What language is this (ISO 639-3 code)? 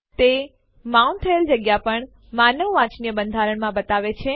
guj